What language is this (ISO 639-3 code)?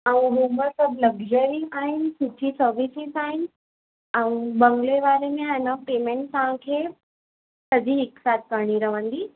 snd